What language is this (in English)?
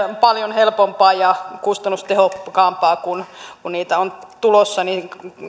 Finnish